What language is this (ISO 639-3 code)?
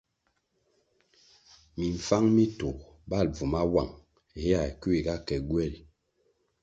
nmg